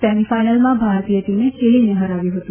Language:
Gujarati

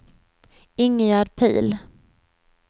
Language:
Swedish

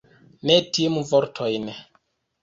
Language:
Esperanto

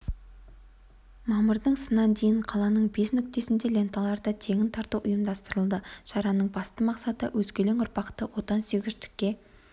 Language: Kazakh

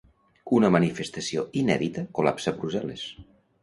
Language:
Catalan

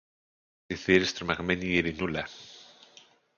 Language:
Greek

